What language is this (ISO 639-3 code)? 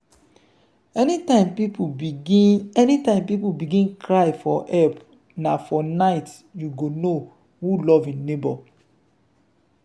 pcm